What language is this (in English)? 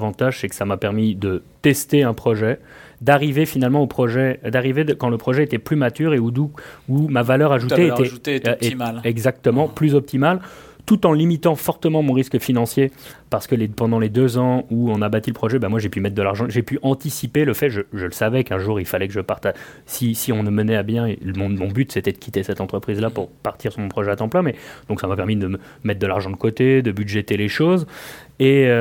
French